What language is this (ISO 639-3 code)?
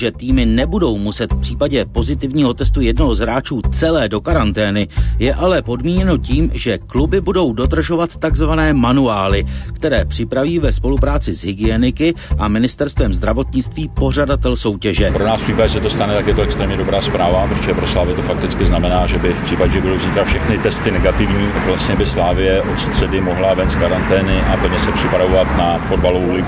ces